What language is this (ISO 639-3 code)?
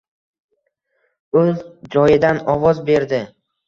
uzb